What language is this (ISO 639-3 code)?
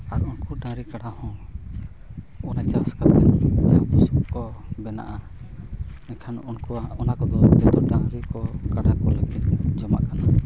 sat